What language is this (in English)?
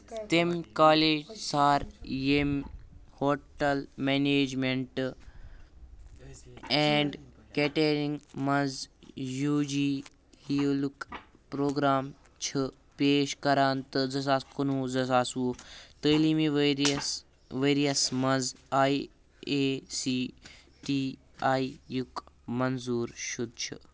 Kashmiri